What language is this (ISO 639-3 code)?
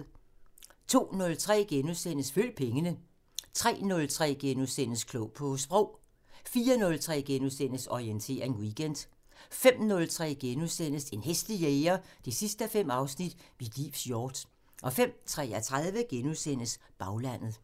dan